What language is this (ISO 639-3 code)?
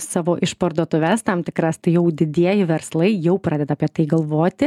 lit